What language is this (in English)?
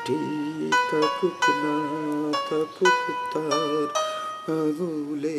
Bangla